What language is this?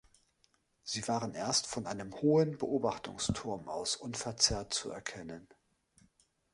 German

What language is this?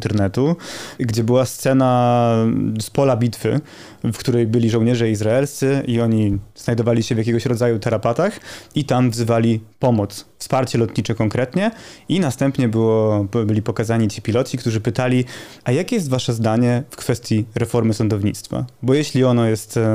Polish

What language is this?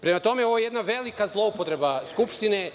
Serbian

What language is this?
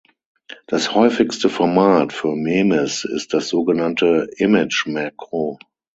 German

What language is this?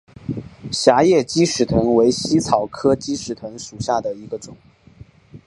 Chinese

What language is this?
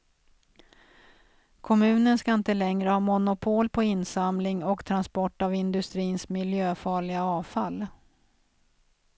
Swedish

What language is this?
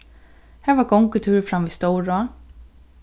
Faroese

